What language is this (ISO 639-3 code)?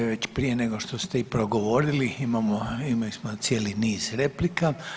hrv